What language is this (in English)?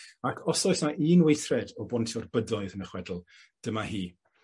Welsh